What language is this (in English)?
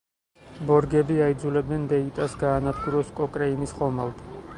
Georgian